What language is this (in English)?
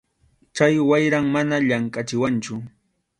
Arequipa-La Unión Quechua